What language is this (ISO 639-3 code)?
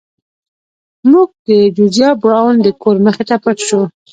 pus